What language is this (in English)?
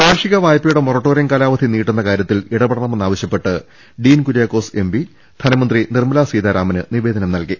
Malayalam